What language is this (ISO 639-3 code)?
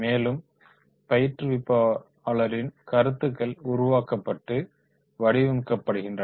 tam